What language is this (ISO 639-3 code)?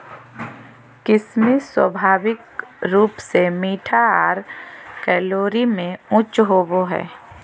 mag